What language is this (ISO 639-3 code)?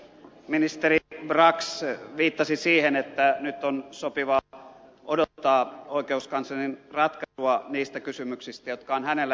fin